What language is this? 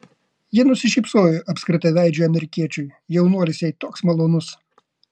Lithuanian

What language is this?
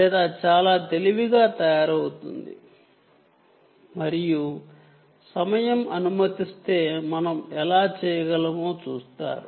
Telugu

